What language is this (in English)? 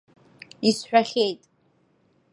Abkhazian